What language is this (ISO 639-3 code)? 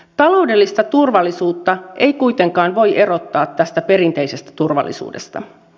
fin